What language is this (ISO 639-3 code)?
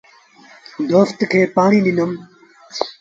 sbn